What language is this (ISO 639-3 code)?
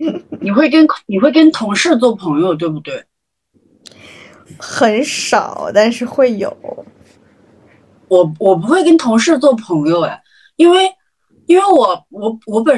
zho